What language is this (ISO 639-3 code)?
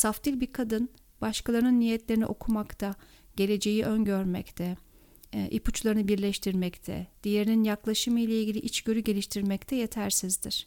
tur